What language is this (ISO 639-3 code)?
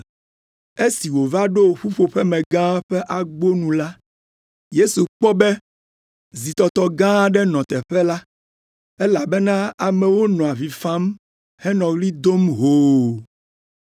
ewe